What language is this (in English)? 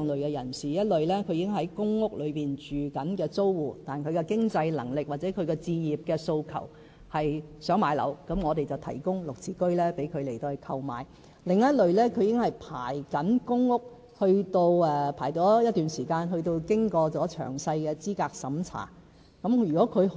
Cantonese